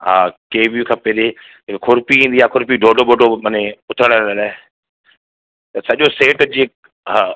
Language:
Sindhi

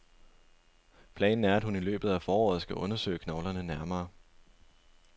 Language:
Danish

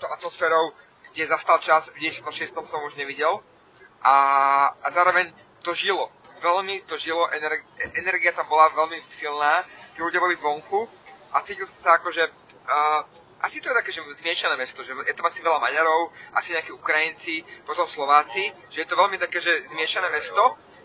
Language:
Slovak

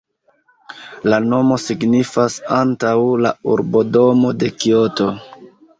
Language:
Esperanto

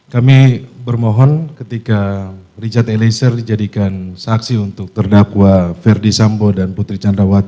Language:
Indonesian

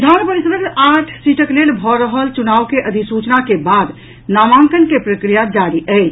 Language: Maithili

